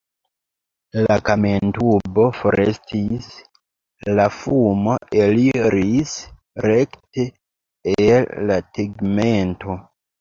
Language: Esperanto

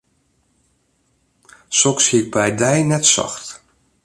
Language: Western Frisian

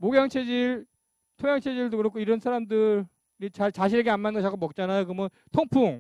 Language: Korean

